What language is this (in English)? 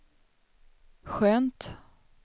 Swedish